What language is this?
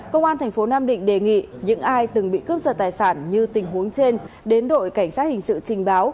Vietnamese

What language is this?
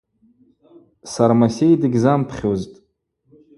Abaza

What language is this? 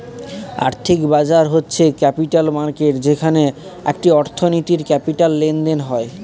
Bangla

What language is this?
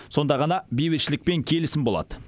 Kazakh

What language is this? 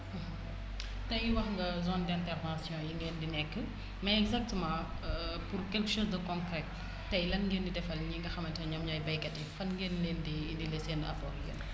Wolof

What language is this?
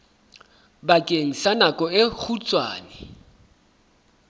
Southern Sotho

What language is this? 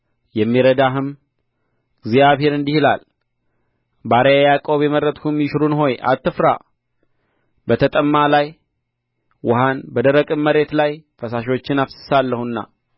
Amharic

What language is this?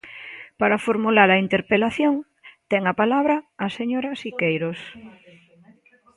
Galician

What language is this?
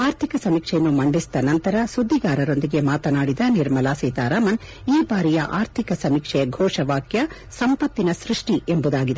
Kannada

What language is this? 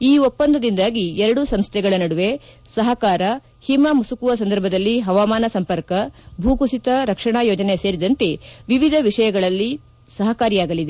Kannada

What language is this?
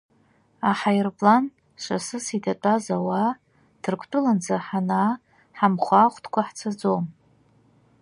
Abkhazian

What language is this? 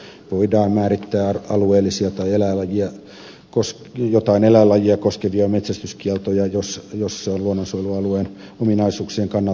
Finnish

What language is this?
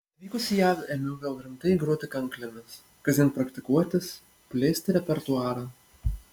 Lithuanian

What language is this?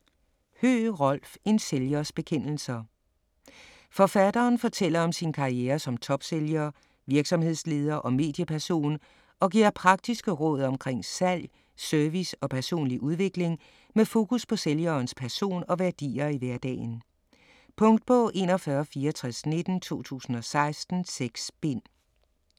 Danish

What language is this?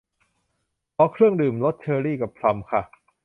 Thai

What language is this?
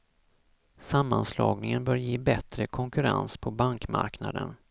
Swedish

